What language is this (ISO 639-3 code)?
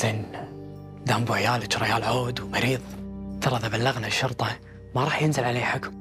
ara